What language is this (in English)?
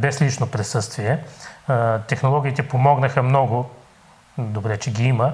Bulgarian